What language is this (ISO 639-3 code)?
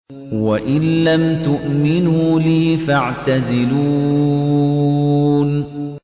ara